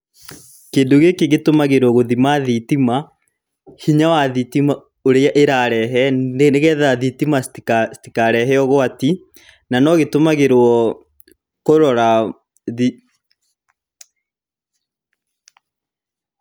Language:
Kikuyu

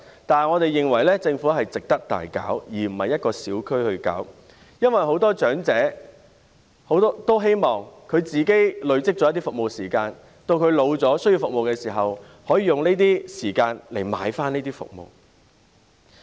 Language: Cantonese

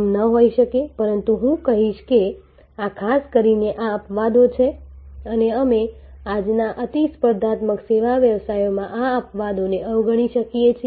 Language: Gujarati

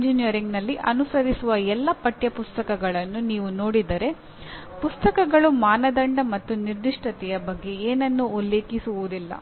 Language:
Kannada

